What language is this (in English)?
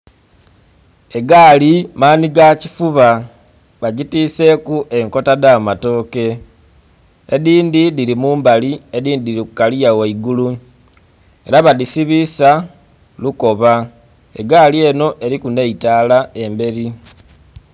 Soga